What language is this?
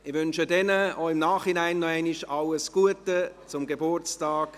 Swiss German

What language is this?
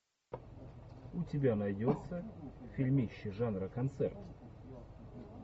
Russian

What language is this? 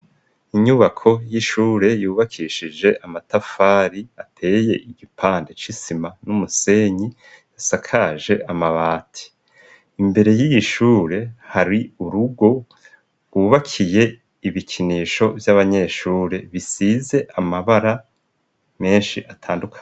Rundi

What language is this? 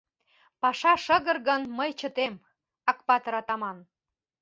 Mari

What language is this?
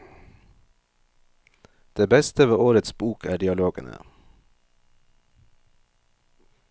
Norwegian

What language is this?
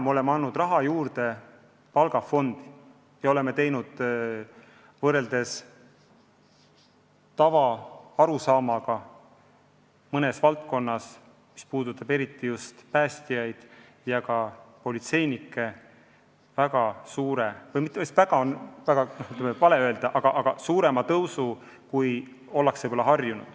Estonian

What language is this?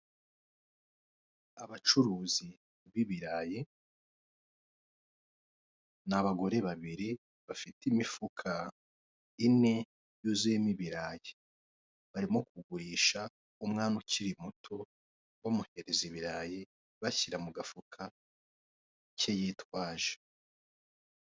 Kinyarwanda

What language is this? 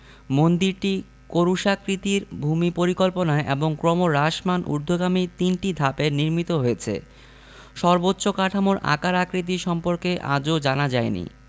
Bangla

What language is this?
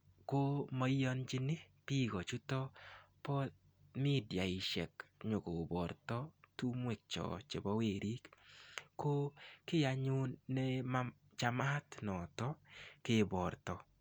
Kalenjin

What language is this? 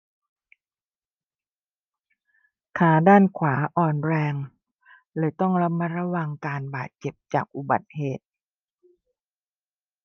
Thai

